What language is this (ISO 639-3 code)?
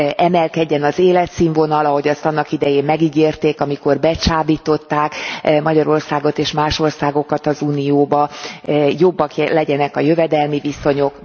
hun